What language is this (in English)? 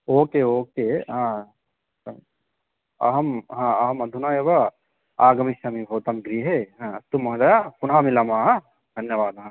Sanskrit